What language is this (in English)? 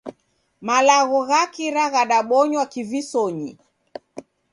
Taita